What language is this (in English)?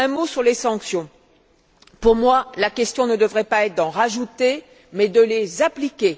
French